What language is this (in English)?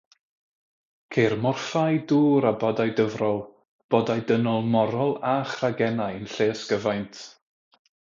Welsh